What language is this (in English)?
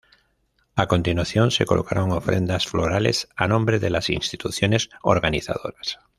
Spanish